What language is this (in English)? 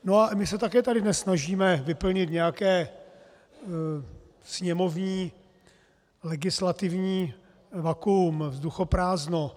Czech